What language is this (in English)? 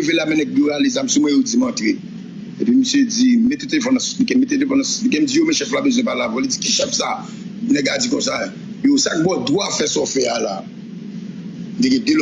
French